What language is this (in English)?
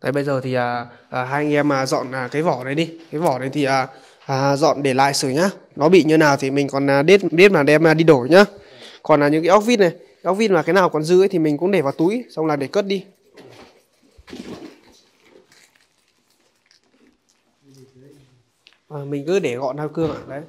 Vietnamese